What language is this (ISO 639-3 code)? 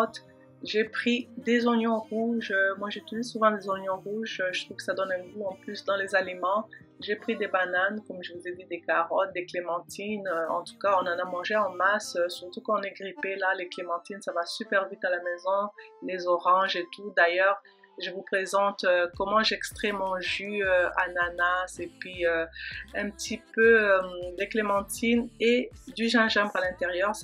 fra